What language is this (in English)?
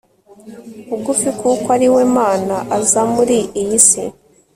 Kinyarwanda